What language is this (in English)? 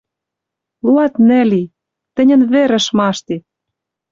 Western Mari